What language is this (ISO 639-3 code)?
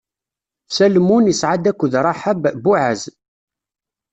kab